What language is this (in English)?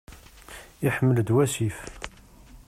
Kabyle